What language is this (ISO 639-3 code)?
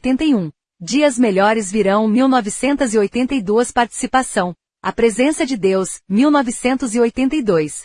por